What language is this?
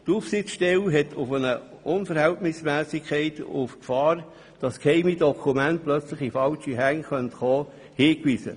Swiss German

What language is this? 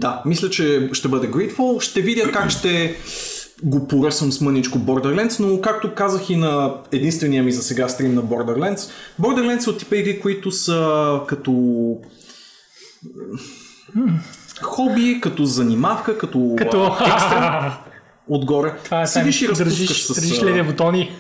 Bulgarian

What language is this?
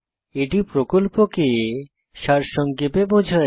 Bangla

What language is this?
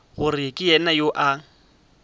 Northern Sotho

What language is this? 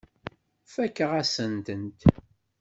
Kabyle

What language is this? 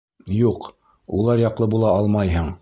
Bashkir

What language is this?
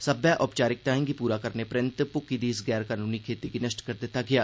Dogri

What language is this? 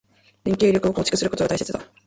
Japanese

